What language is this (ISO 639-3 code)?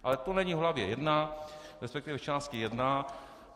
ces